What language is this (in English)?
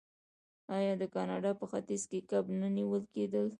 Pashto